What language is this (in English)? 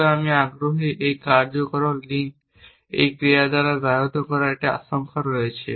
Bangla